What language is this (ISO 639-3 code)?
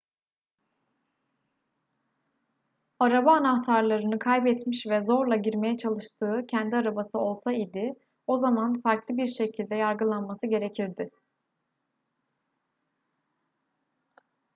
tur